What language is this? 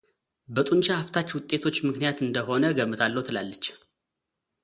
Amharic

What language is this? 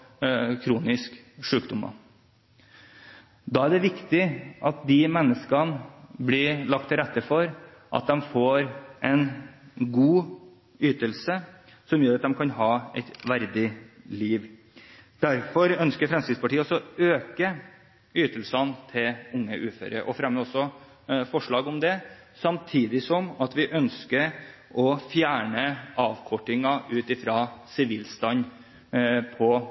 Norwegian Bokmål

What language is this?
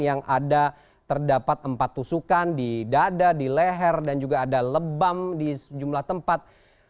Indonesian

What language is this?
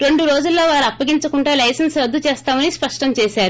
Telugu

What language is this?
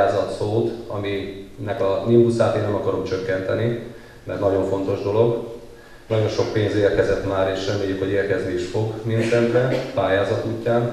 Hungarian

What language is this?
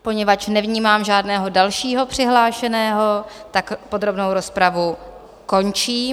Czech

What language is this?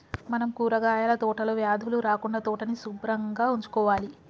Telugu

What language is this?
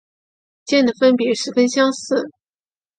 Chinese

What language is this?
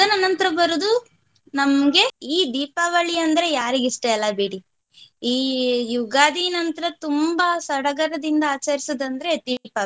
Kannada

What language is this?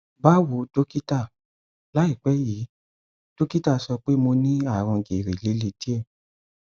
Yoruba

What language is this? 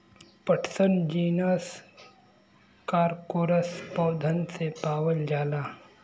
Bhojpuri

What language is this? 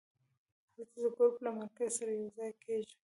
Pashto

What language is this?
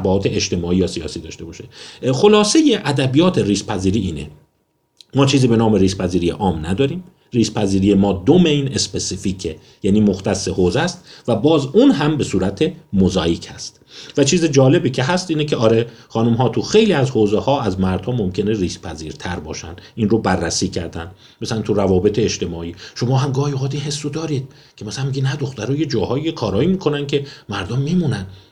Persian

